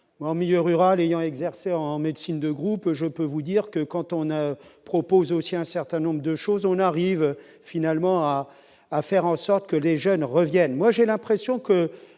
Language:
French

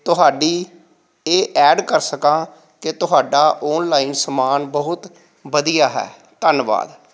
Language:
Punjabi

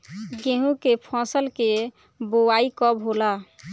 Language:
Bhojpuri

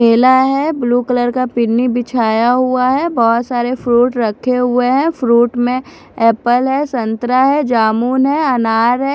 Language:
Hindi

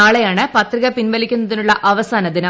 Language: Malayalam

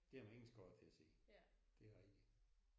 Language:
Danish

